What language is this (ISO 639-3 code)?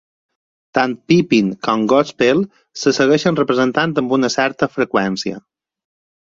cat